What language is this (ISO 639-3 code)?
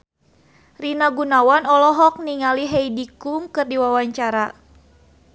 sun